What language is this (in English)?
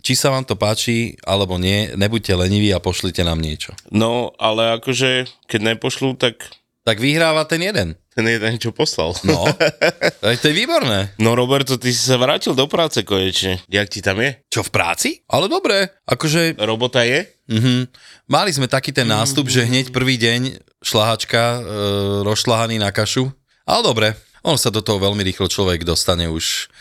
Slovak